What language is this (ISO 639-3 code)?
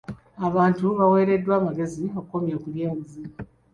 lug